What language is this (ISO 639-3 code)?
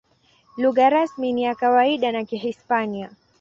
swa